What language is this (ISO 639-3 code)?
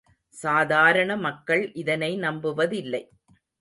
tam